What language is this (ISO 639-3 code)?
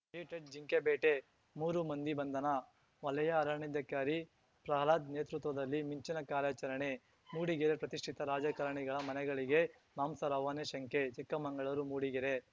kan